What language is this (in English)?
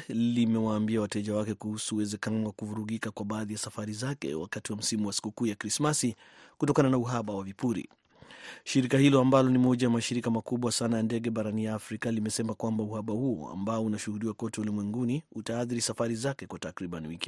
Swahili